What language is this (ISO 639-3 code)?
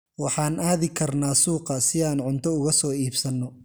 som